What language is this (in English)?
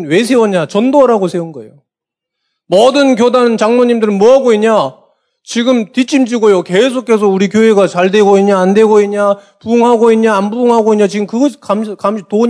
Korean